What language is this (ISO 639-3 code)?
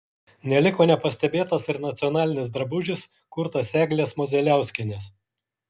lit